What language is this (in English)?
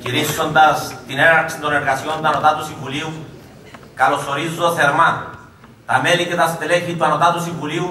Greek